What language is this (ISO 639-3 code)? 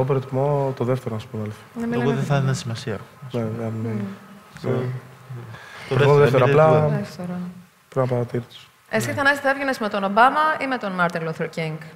ell